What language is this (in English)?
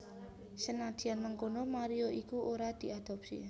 Javanese